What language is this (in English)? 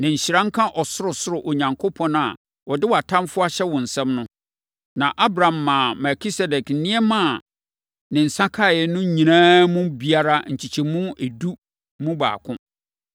Akan